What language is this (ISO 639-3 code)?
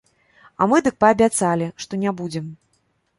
bel